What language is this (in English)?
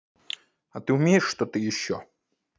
Russian